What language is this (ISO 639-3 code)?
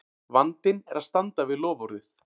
isl